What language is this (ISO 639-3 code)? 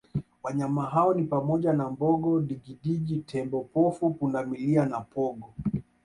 swa